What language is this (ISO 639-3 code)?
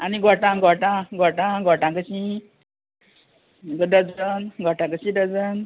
kok